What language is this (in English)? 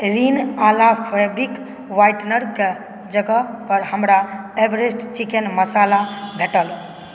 Maithili